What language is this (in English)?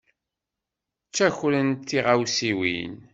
Kabyle